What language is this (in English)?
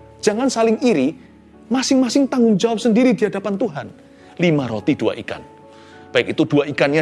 Indonesian